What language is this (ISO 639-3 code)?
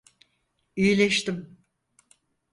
tur